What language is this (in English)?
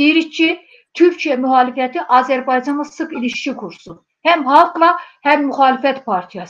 Turkish